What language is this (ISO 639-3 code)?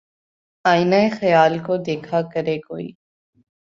urd